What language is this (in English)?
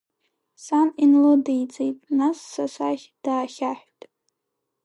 Abkhazian